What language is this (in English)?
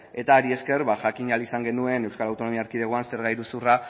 Basque